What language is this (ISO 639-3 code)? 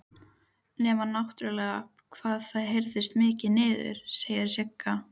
isl